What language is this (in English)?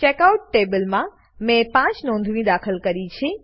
Gujarati